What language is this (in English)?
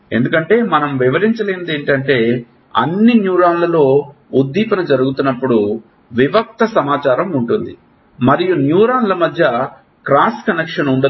Telugu